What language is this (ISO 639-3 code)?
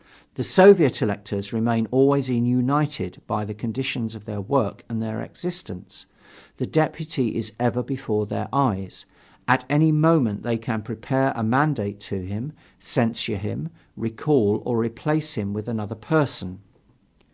eng